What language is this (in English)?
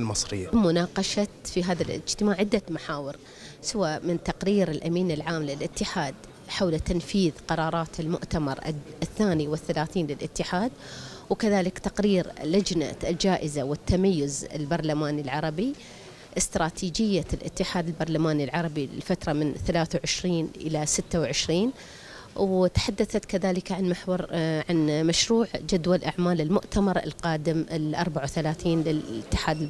Arabic